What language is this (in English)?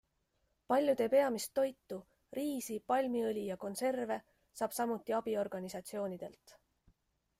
Estonian